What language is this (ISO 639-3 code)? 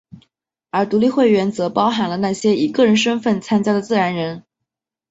zho